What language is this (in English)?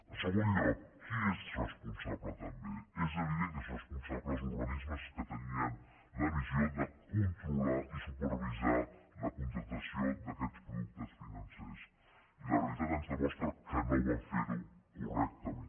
Catalan